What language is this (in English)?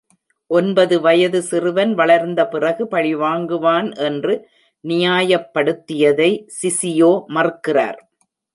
Tamil